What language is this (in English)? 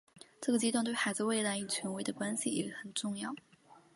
Chinese